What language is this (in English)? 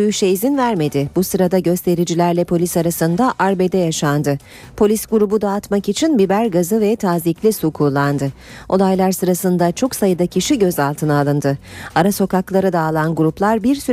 Turkish